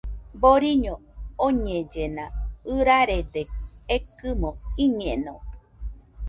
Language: Nüpode Huitoto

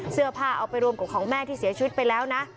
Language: Thai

